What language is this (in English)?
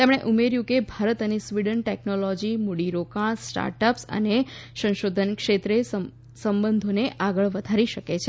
Gujarati